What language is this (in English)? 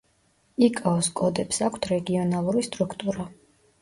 Georgian